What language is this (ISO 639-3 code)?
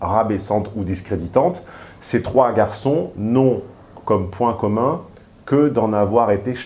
fra